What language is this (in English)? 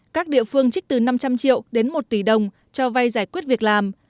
Vietnamese